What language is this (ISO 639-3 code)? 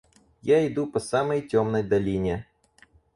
rus